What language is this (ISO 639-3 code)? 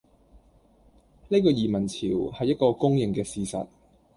yue